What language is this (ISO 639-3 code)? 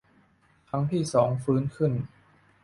tha